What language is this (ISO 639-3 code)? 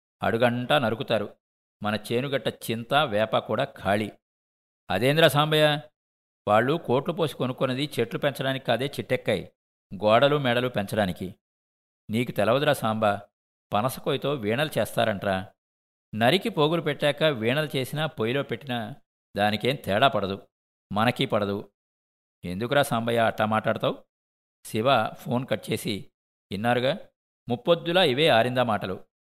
tel